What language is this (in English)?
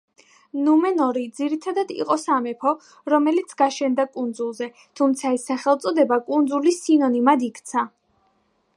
Georgian